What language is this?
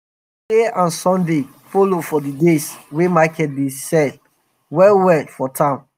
Nigerian Pidgin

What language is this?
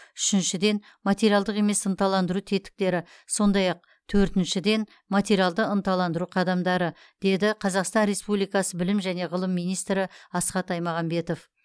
Kazakh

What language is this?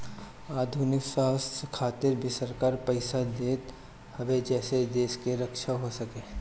Bhojpuri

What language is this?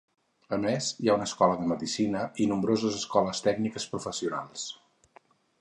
Catalan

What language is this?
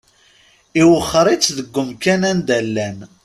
Kabyle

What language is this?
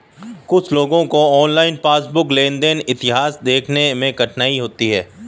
Hindi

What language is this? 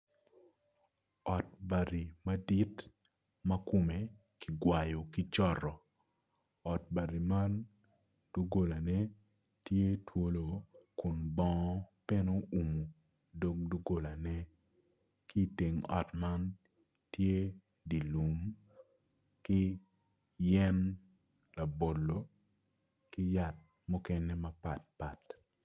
Acoli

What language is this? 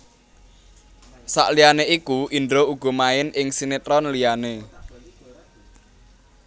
Javanese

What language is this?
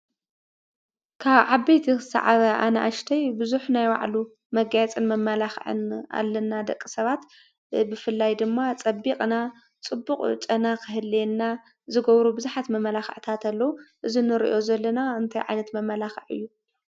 Tigrinya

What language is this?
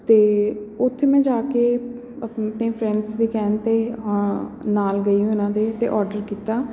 Punjabi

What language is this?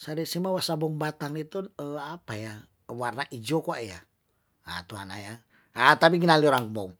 Tondano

